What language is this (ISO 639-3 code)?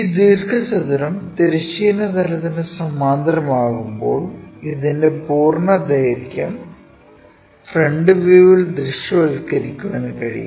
mal